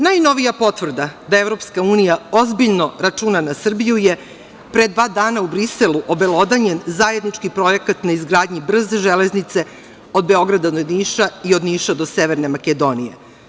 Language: Serbian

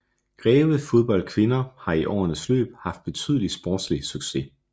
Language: Danish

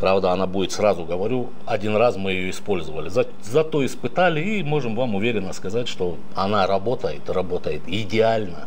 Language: Russian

